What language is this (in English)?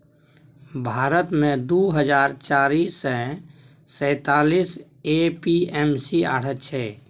Maithili